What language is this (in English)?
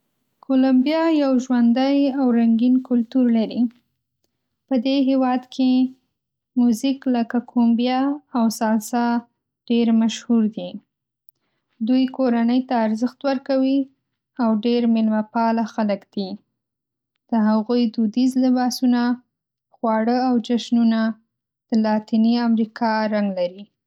Pashto